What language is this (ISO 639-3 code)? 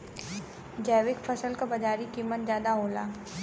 bho